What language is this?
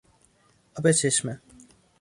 Persian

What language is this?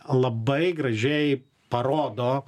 Lithuanian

